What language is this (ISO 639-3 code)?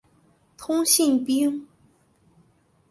zho